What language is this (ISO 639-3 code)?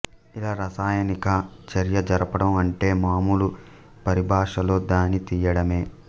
tel